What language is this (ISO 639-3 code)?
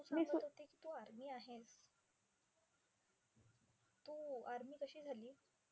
mar